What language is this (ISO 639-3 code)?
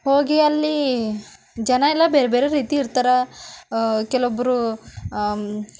kan